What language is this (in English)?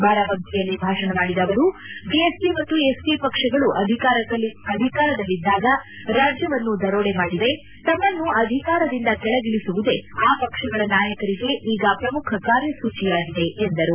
Kannada